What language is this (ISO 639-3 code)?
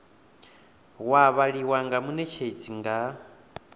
ven